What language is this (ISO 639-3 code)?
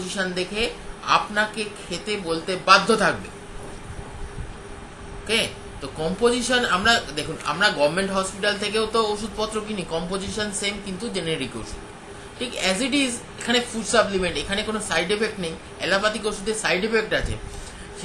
hin